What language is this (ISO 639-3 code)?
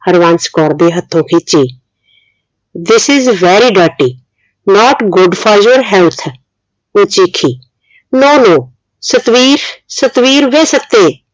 pan